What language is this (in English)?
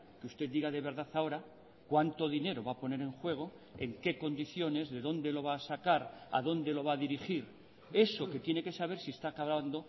Spanish